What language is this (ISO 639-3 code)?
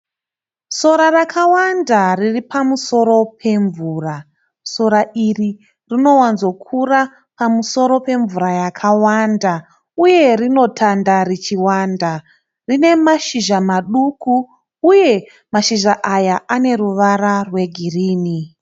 sna